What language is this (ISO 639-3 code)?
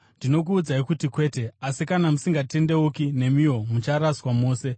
sna